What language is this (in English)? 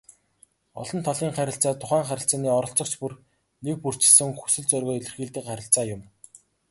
Mongolian